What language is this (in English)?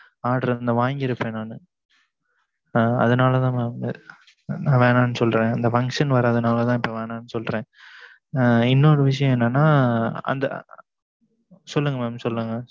Tamil